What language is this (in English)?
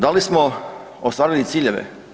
Croatian